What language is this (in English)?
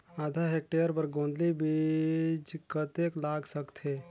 Chhattisgarhi